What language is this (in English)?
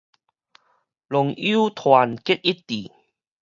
Min Nan Chinese